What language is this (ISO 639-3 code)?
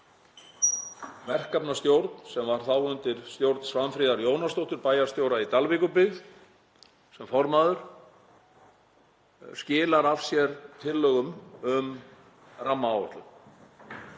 isl